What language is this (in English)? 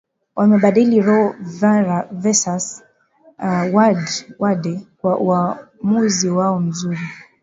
Swahili